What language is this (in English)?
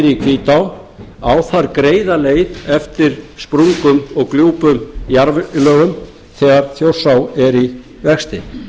Icelandic